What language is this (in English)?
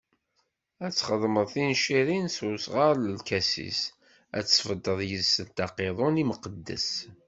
Kabyle